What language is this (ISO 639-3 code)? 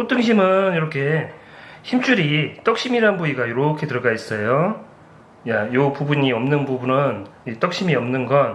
kor